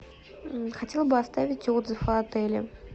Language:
Russian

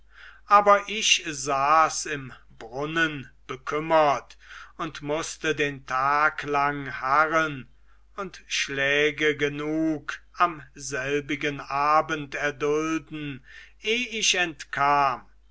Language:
German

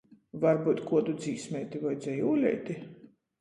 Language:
Latgalian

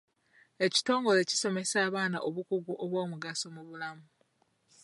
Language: Ganda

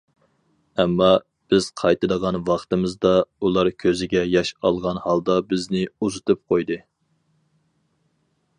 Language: Uyghur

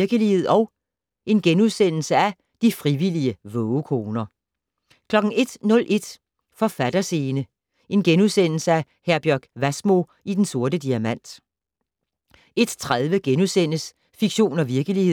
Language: Danish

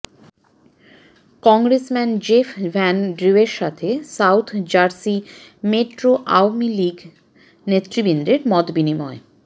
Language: Bangla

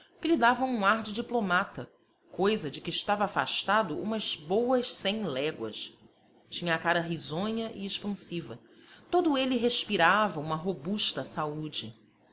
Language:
Portuguese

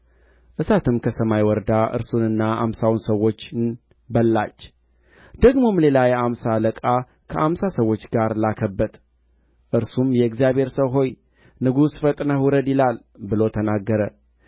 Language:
Amharic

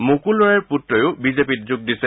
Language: Assamese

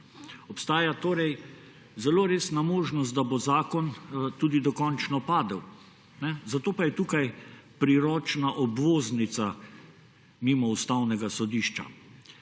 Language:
Slovenian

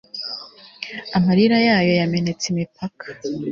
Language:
Kinyarwanda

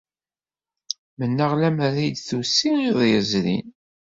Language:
Kabyle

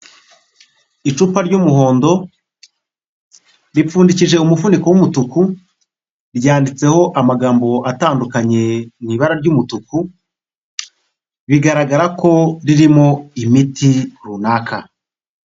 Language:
Kinyarwanda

